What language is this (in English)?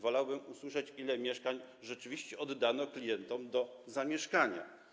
Polish